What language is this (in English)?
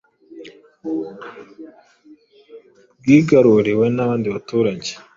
Kinyarwanda